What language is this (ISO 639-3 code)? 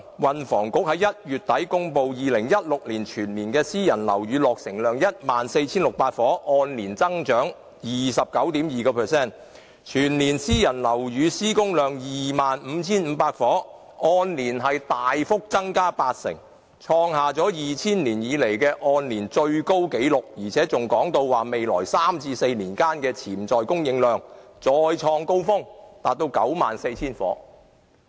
yue